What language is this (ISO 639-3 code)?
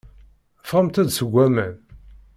kab